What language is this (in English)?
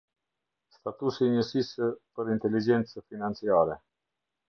Albanian